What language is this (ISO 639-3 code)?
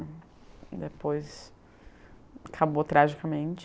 por